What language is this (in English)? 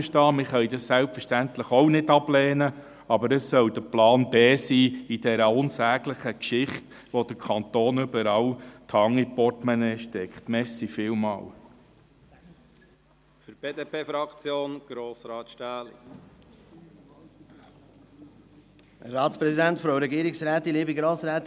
Swiss German